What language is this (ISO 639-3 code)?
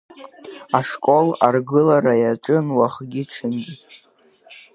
abk